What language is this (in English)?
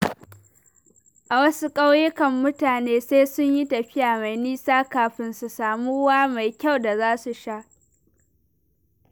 Hausa